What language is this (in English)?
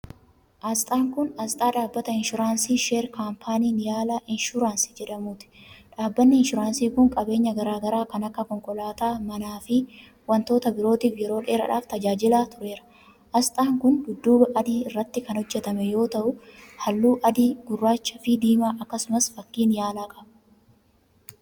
Oromo